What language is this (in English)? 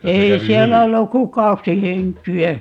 Finnish